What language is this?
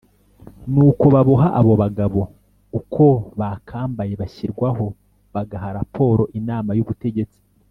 Kinyarwanda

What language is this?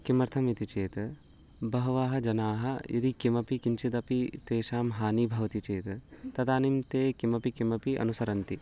Sanskrit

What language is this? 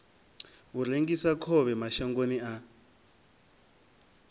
Venda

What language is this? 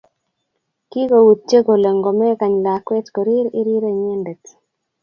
Kalenjin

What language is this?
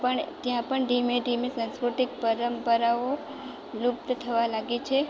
Gujarati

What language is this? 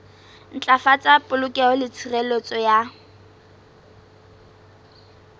Southern Sotho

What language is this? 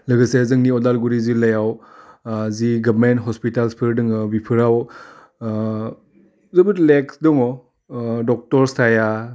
Bodo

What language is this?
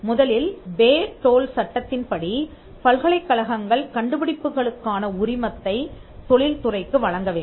Tamil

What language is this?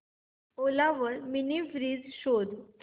Marathi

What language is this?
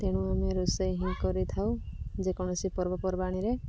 Odia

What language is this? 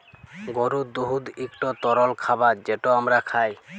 Bangla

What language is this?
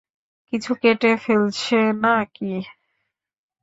Bangla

